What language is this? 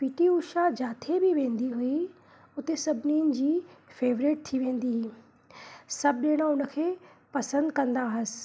Sindhi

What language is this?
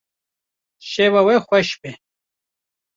Kurdish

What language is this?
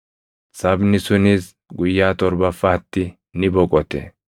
Oromo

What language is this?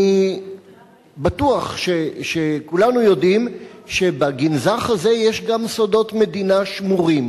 Hebrew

